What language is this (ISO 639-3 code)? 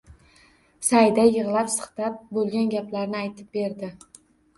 uzb